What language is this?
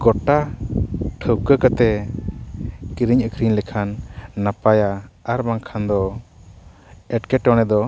Santali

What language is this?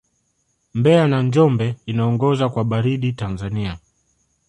Swahili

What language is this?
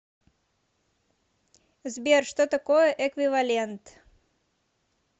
Russian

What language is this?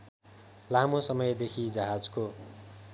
Nepali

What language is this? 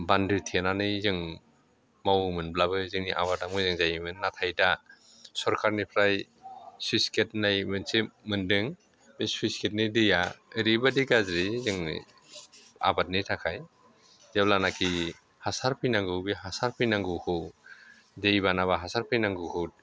Bodo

